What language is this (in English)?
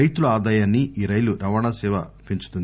Telugu